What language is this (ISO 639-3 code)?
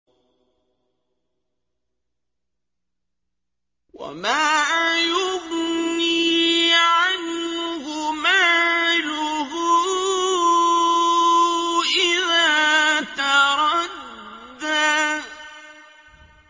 ara